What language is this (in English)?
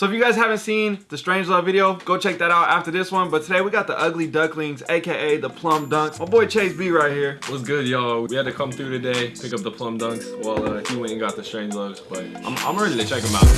English